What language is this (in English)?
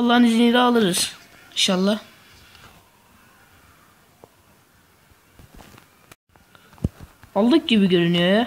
Turkish